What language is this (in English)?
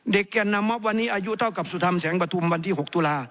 Thai